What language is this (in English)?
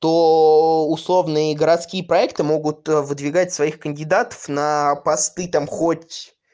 Russian